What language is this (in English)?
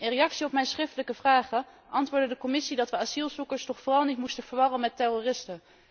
Dutch